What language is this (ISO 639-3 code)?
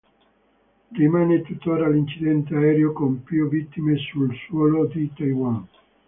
ita